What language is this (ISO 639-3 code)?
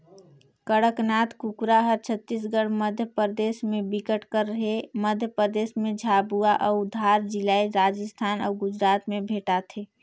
hne